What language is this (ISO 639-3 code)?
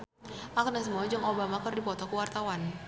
sun